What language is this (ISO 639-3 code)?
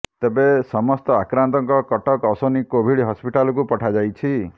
ori